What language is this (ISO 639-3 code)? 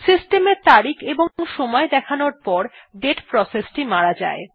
ben